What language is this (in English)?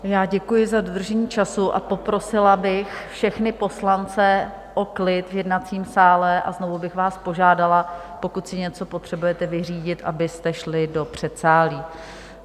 Czech